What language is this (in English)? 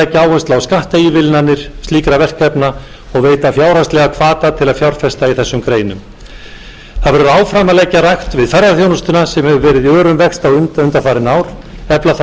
Icelandic